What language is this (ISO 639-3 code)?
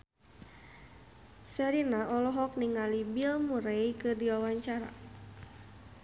sun